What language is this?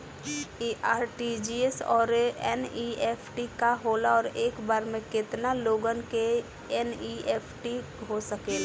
Bhojpuri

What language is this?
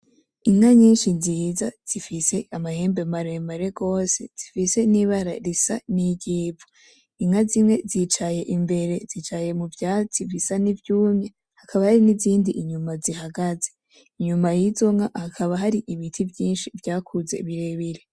Rundi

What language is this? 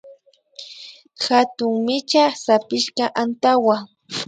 Imbabura Highland Quichua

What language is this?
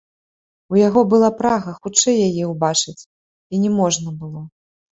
Belarusian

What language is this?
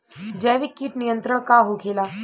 Bhojpuri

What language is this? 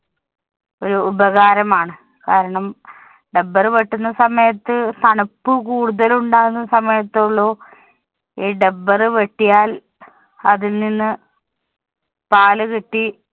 Malayalam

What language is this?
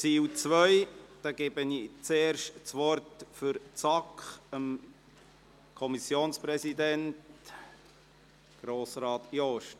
Swiss German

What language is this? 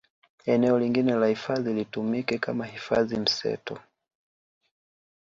Swahili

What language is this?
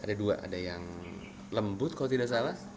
Indonesian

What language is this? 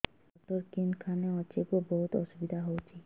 Odia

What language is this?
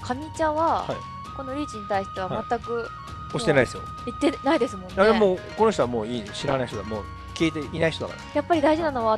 Japanese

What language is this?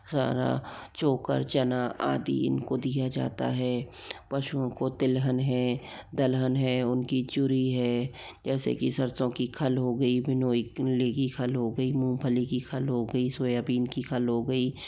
Hindi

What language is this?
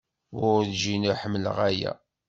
Kabyle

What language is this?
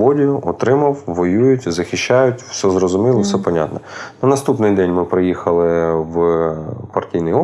Ukrainian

